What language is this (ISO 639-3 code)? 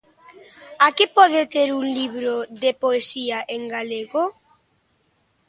glg